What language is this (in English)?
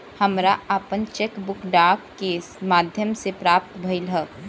Bhojpuri